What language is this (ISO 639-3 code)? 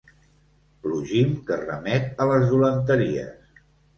cat